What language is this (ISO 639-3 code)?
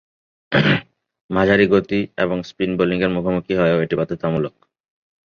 ben